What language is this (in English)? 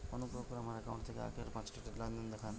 Bangla